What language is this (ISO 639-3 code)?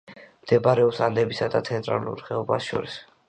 kat